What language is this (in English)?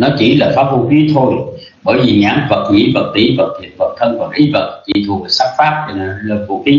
Vietnamese